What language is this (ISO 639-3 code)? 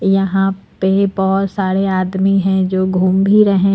hin